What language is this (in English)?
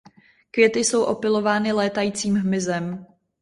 Czech